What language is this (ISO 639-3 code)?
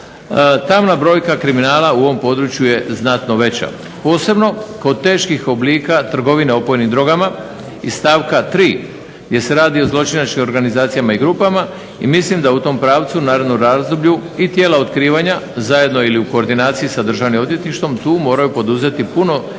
hrv